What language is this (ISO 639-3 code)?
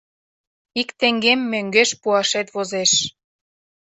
chm